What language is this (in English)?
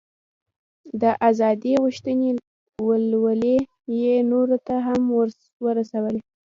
Pashto